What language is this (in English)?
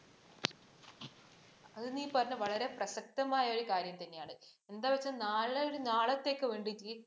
Malayalam